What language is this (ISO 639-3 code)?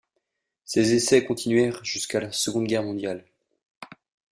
fra